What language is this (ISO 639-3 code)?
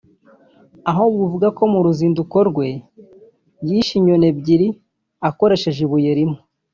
kin